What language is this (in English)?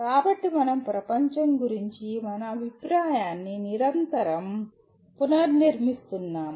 Telugu